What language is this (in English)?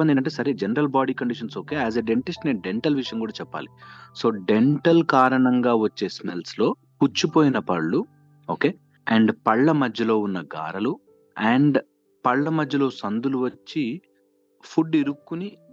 Telugu